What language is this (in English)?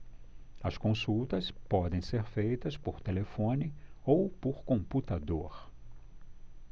Portuguese